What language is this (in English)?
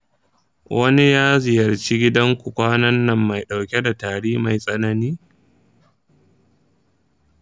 Hausa